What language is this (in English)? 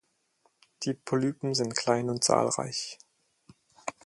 German